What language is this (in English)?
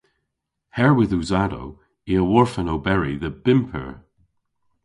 Cornish